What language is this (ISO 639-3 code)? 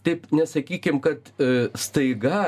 lit